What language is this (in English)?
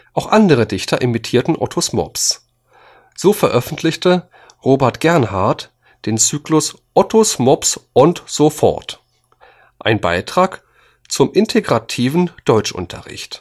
German